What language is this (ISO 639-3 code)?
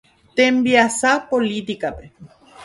grn